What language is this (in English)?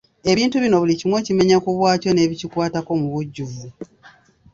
Ganda